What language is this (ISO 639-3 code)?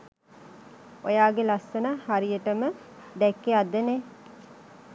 sin